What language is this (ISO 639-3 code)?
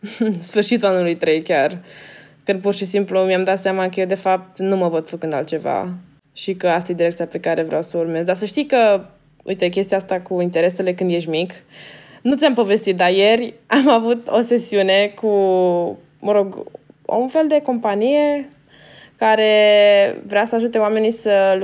ron